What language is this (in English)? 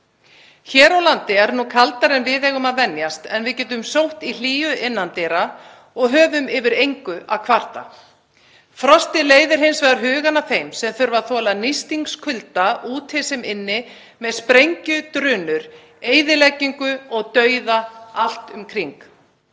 Icelandic